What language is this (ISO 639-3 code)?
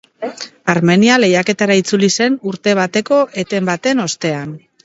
eus